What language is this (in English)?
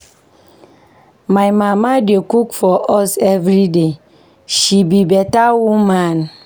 Nigerian Pidgin